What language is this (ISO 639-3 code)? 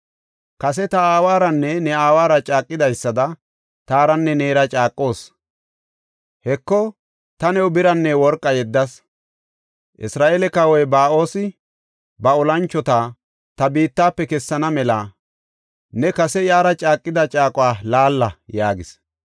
gof